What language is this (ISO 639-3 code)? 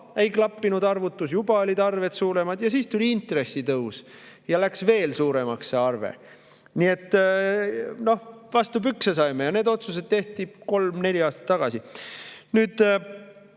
est